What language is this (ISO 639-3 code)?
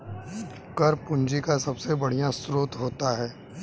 hin